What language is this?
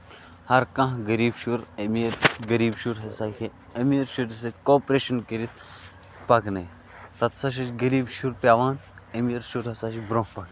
Kashmiri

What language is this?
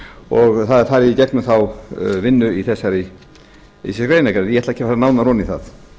Icelandic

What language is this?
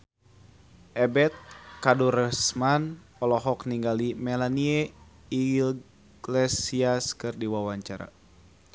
Sundanese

